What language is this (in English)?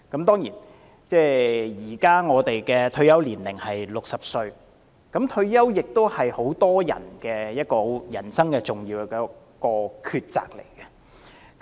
Cantonese